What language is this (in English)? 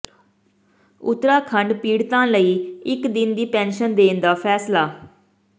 Punjabi